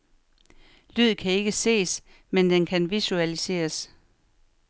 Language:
Danish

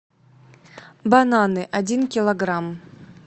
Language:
Russian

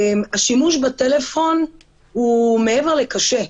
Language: Hebrew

